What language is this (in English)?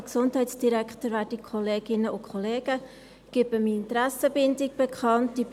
Swiss German